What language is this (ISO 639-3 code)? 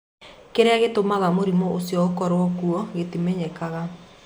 kik